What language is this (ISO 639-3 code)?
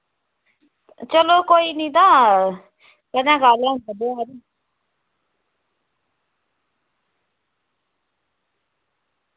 doi